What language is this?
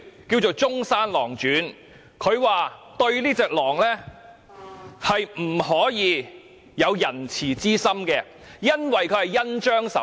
Cantonese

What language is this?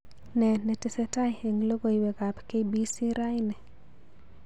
Kalenjin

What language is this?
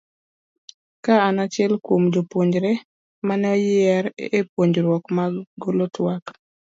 Luo (Kenya and Tanzania)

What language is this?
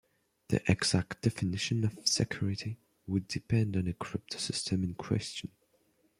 English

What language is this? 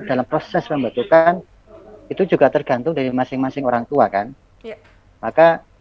Indonesian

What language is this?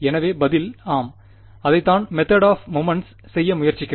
Tamil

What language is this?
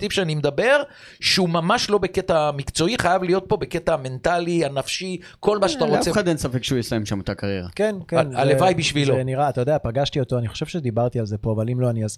Hebrew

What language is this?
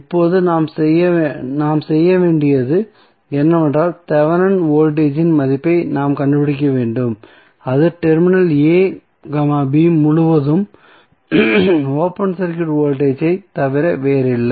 Tamil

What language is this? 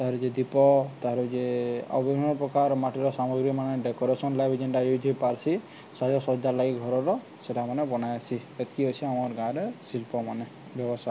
Odia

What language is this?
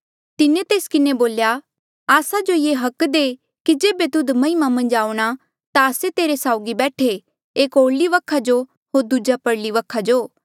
Mandeali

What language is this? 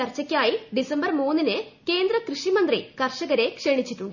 Malayalam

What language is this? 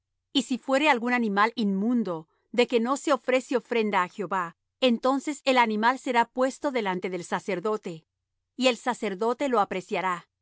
Spanish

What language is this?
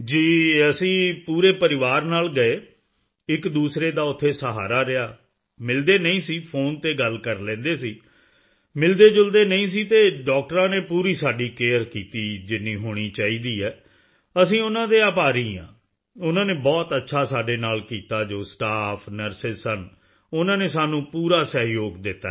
Punjabi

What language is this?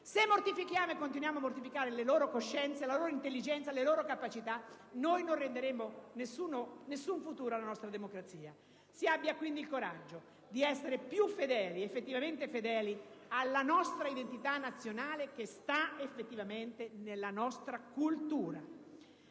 Italian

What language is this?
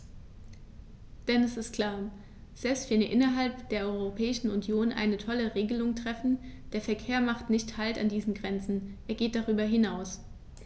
German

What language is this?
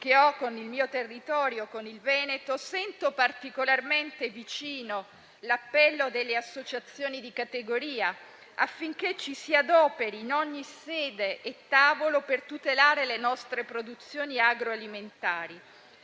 Italian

